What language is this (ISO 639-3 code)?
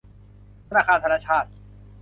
tha